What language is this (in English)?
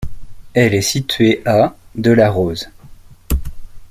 French